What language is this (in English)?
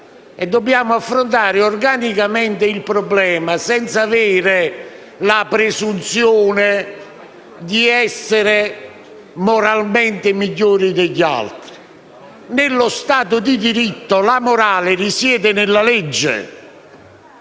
Italian